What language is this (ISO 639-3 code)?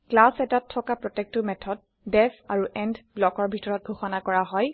asm